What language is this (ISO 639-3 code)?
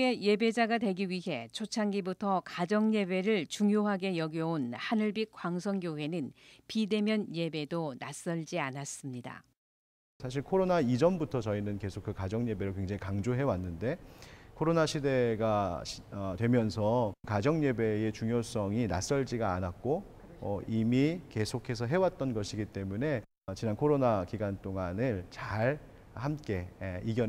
kor